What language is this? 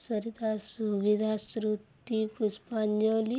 Odia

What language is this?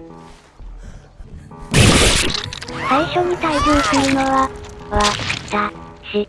Japanese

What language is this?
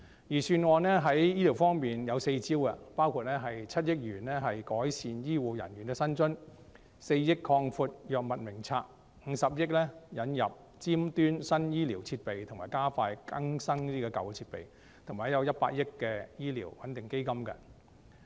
Cantonese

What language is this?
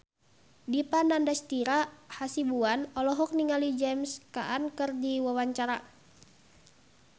Sundanese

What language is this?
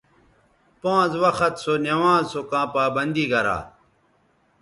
Bateri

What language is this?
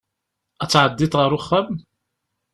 Kabyle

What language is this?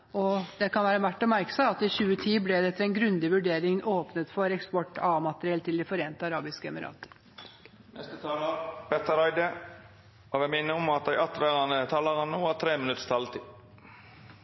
Norwegian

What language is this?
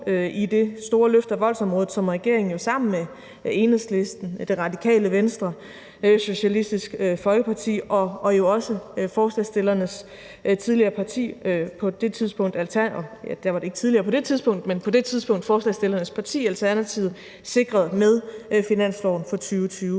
Danish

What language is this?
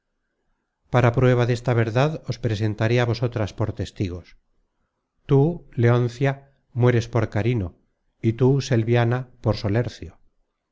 Spanish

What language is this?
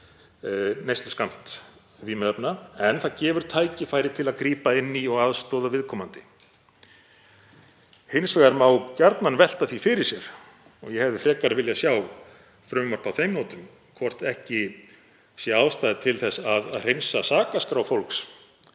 Icelandic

